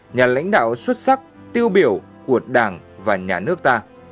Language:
Vietnamese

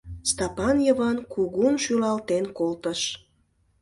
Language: Mari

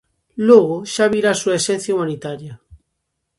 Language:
Galician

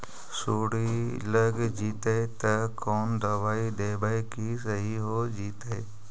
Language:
Magahi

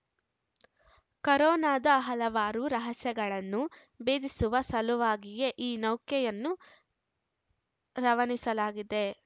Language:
Kannada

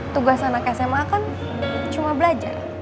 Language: Indonesian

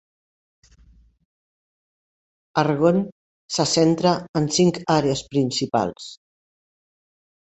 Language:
Catalan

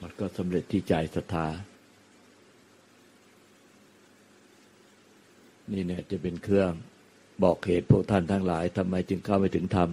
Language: Thai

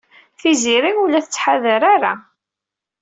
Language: Kabyle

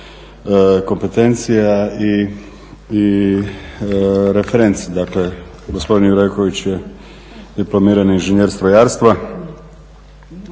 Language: Croatian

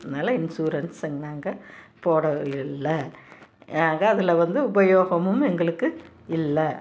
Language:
Tamil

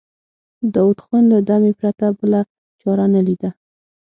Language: Pashto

